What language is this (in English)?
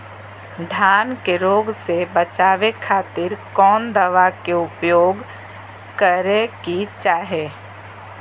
Magahi